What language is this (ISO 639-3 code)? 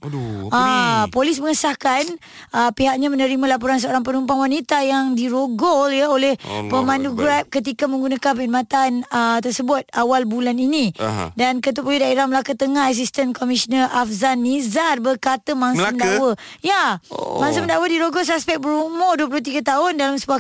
msa